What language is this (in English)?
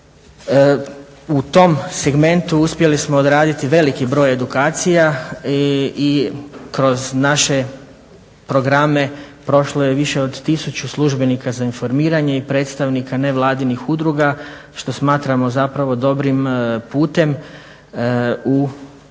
Croatian